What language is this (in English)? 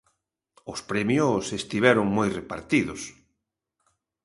Galician